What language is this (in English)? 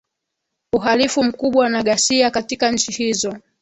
Swahili